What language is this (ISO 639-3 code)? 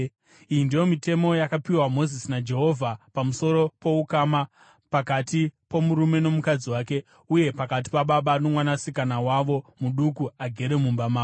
sna